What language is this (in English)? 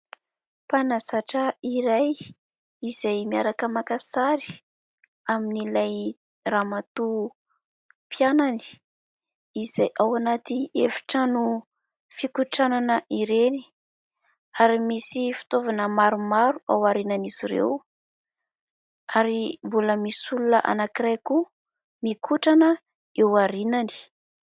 Malagasy